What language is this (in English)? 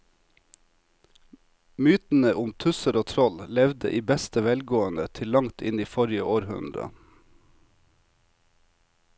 Norwegian